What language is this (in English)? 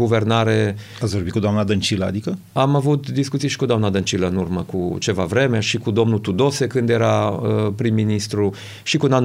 Romanian